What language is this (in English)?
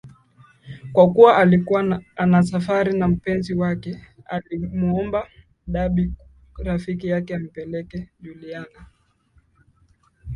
Swahili